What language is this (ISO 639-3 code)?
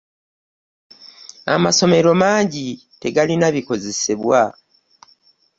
lug